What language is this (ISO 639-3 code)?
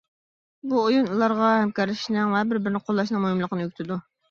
uig